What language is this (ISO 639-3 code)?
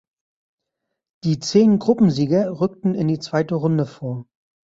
deu